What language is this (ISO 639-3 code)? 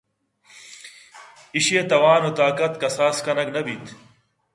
bgp